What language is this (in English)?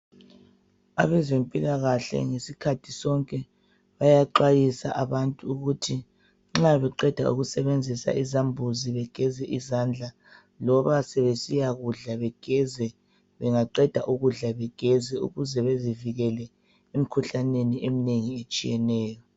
North Ndebele